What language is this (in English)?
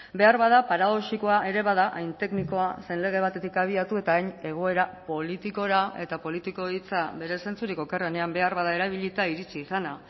Basque